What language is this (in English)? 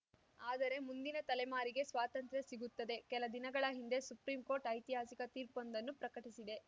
Kannada